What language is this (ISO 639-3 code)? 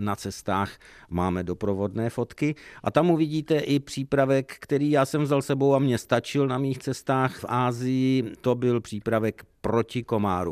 ces